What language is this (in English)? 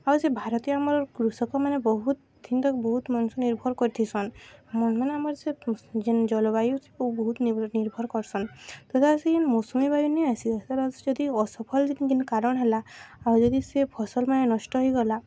Odia